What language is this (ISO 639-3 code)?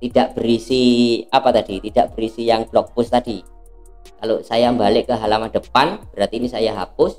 ind